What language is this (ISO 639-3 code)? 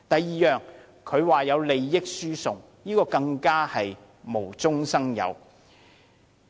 yue